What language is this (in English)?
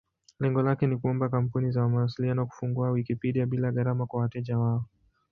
Swahili